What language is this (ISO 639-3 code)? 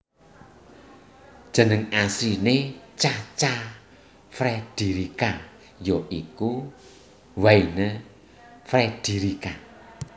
jav